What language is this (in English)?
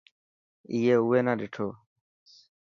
Dhatki